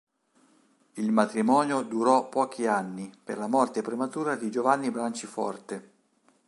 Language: Italian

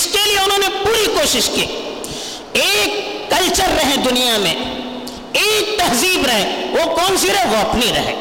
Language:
Urdu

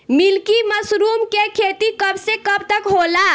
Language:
Bhojpuri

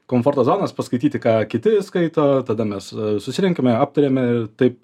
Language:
Lithuanian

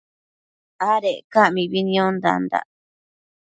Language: Matsés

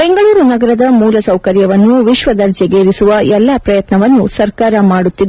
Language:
Kannada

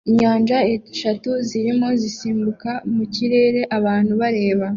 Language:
Kinyarwanda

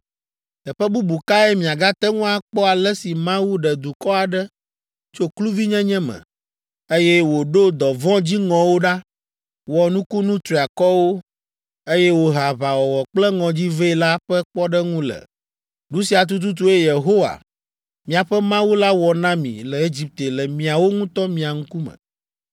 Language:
Ewe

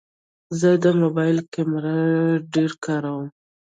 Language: Pashto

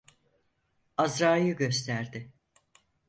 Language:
Turkish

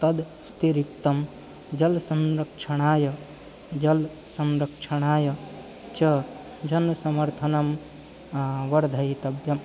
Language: Sanskrit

